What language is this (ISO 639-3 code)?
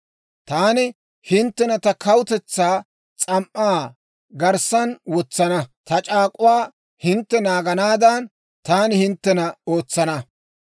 dwr